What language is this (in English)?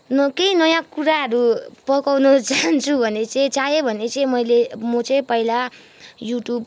Nepali